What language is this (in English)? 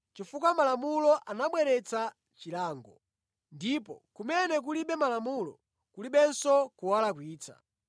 Nyanja